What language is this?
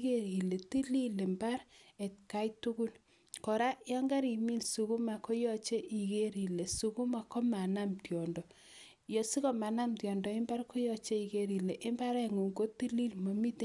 Kalenjin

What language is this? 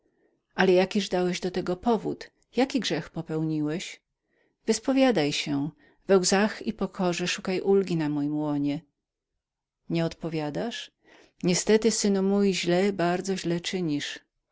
Polish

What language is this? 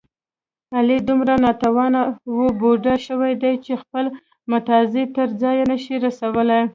Pashto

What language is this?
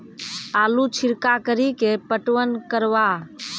Maithili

